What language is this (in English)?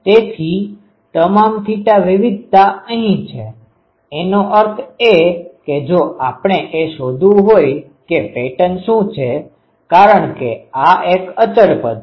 Gujarati